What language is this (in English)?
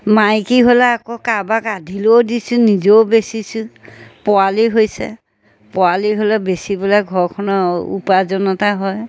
Assamese